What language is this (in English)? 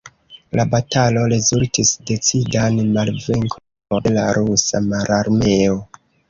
Esperanto